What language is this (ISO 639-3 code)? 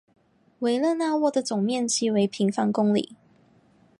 zho